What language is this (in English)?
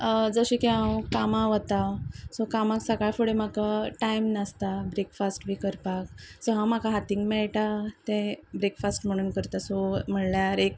Konkani